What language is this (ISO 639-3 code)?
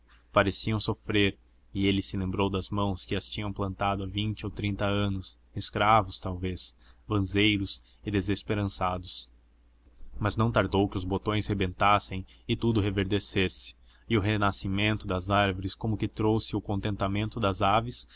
por